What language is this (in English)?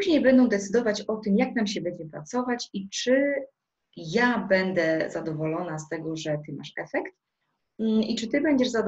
Polish